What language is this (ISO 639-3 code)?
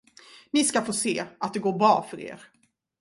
swe